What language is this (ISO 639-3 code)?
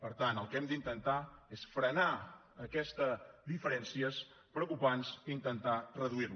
cat